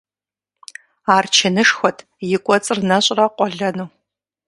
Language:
Kabardian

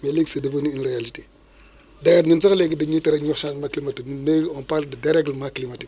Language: Wolof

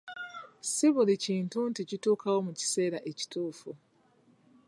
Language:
Ganda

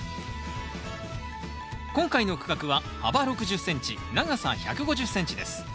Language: Japanese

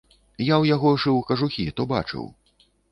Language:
Belarusian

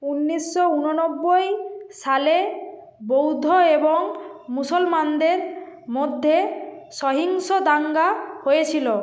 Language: Bangla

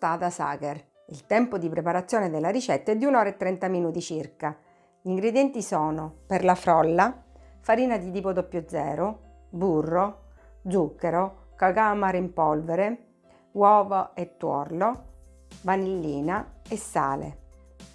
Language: Italian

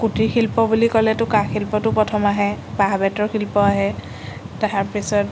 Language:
Assamese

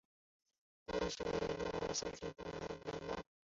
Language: Chinese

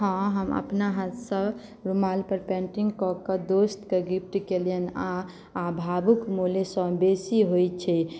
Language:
Maithili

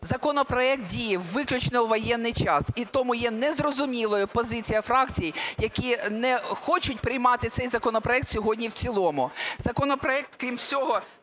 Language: Ukrainian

